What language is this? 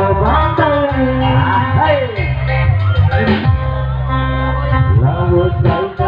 Indonesian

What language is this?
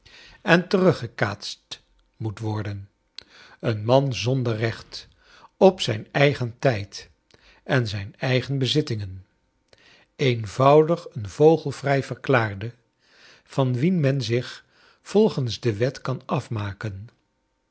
Dutch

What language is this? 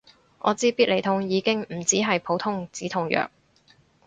Cantonese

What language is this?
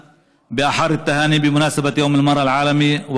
Hebrew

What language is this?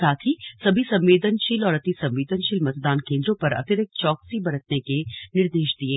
Hindi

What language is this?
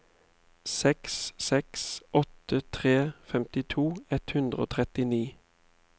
Norwegian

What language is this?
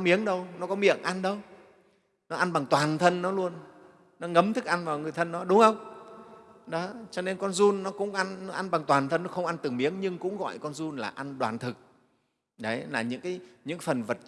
Vietnamese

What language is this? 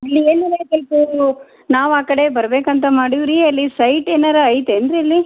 Kannada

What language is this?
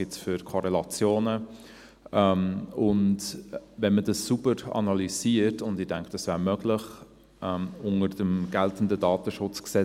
Swiss German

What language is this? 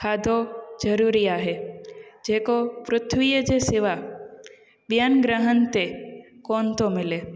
Sindhi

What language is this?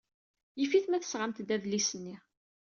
Kabyle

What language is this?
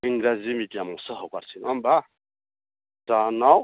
Bodo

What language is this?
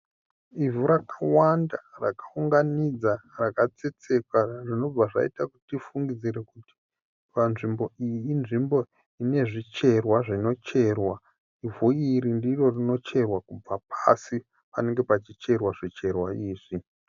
Shona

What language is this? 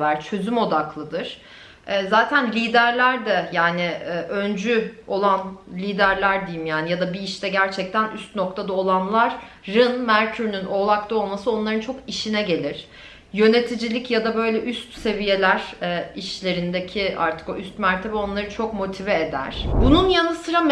Turkish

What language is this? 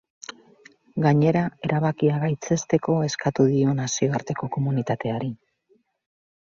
Basque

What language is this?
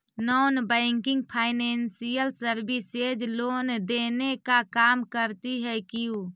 Magahi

